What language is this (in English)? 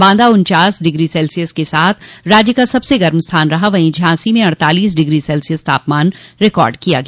Hindi